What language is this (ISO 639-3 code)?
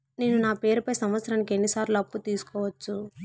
tel